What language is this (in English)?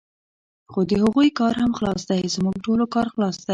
Pashto